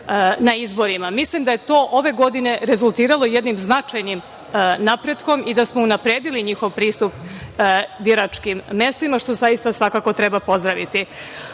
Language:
Serbian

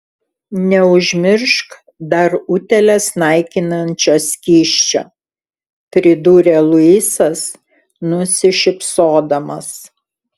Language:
Lithuanian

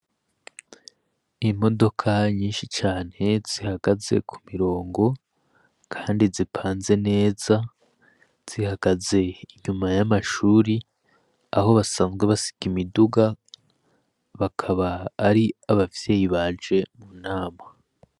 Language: Rundi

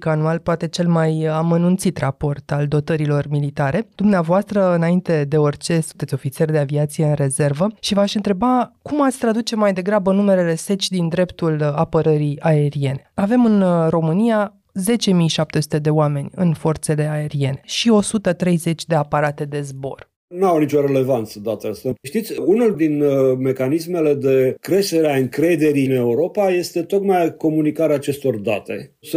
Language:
Romanian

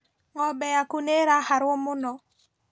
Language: Kikuyu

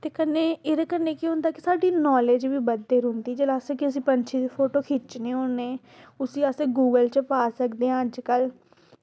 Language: Dogri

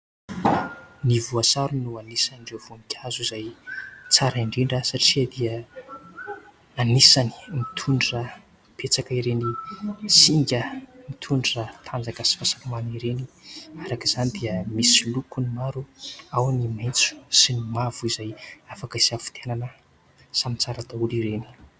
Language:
Malagasy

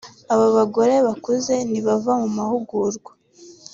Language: Kinyarwanda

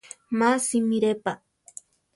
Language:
Central Tarahumara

